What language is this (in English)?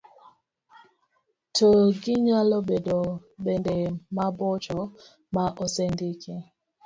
Luo (Kenya and Tanzania)